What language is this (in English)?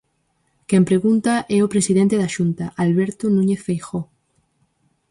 Galician